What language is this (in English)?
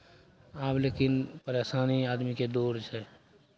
Maithili